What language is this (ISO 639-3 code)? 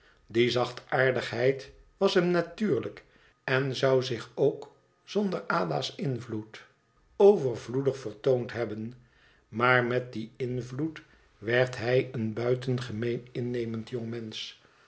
nld